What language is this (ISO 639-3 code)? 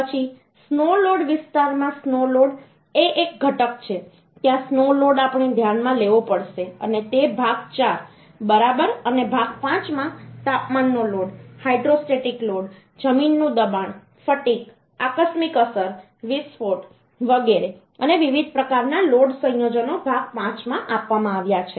guj